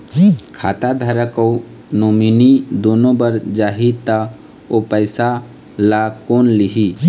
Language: Chhattisgarhi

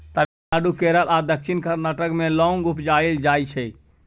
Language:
Maithili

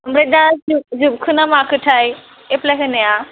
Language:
Bodo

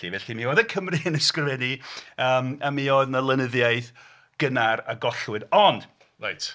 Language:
Welsh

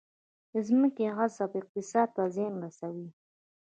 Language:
Pashto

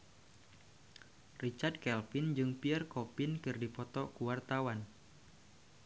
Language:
Sundanese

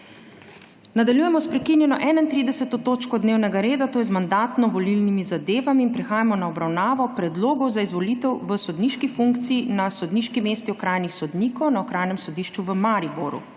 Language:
Slovenian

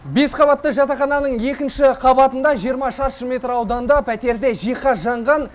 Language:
Kazakh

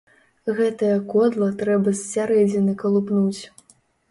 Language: Belarusian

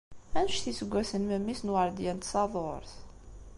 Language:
Kabyle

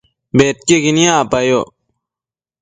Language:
Matsés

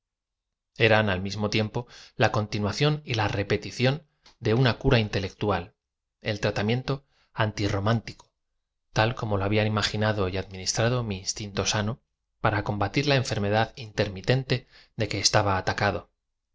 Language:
Spanish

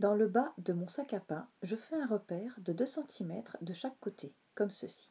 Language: French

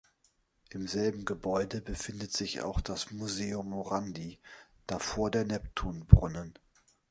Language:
German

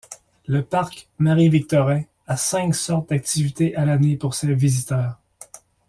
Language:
French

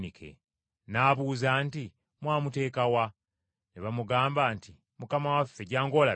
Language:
Ganda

